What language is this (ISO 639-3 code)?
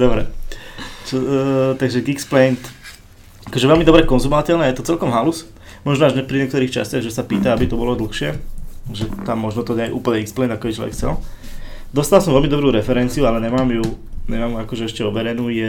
slk